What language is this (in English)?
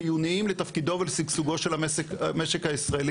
Hebrew